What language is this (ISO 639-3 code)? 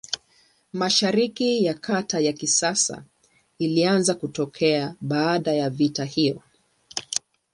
swa